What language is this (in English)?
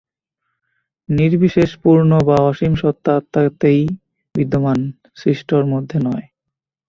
Bangla